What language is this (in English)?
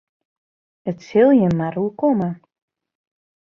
Western Frisian